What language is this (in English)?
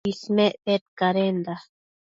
Matsés